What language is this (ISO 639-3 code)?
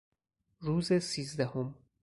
fas